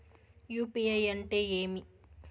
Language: Telugu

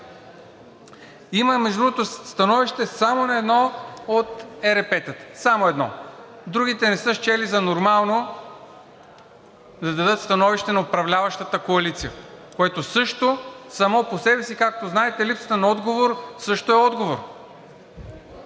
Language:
Bulgarian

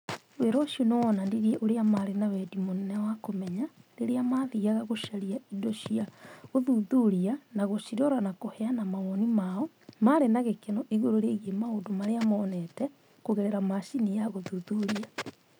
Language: Kikuyu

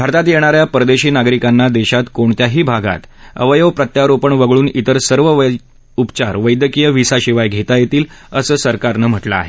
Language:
Marathi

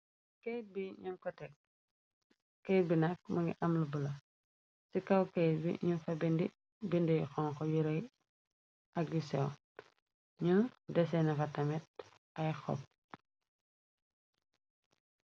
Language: Wolof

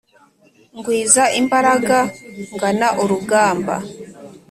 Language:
Kinyarwanda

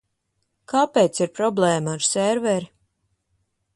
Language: Latvian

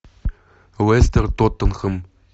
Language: Russian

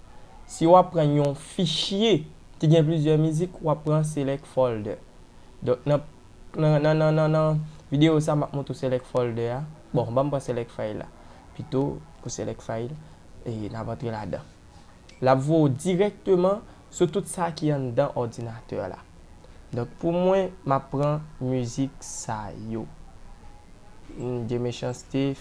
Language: French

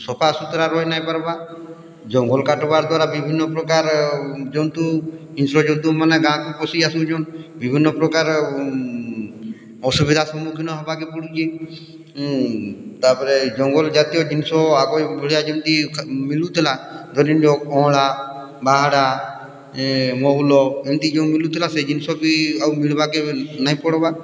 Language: Odia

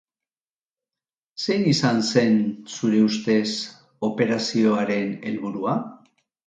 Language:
Basque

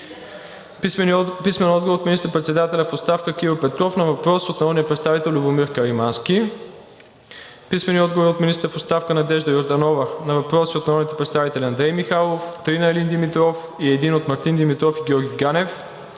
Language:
Bulgarian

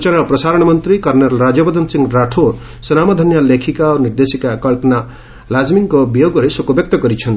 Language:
Odia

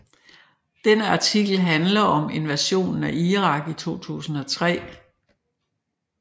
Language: Danish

